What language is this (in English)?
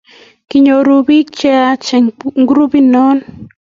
Kalenjin